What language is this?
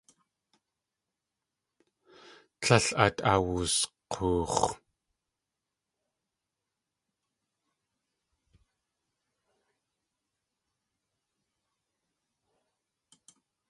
Tlingit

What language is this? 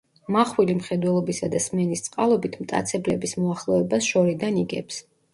Georgian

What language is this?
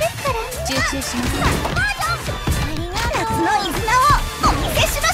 Japanese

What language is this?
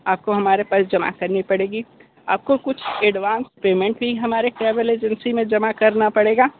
Hindi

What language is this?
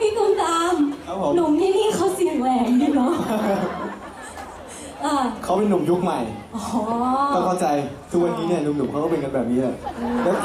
Thai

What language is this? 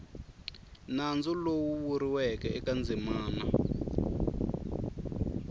Tsonga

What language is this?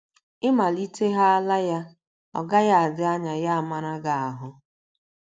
Igbo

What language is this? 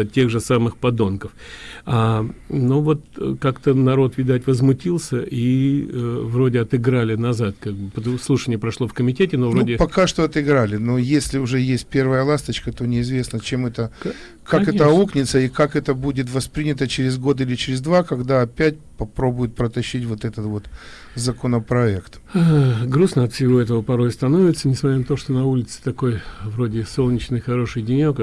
Russian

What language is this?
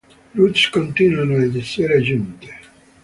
Italian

